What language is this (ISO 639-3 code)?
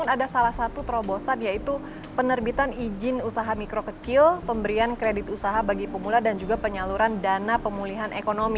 ind